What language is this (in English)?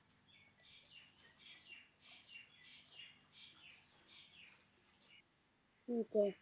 Punjabi